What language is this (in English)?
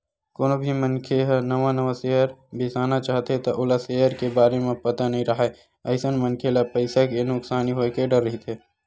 Chhattisgarhi